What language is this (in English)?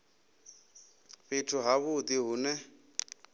Venda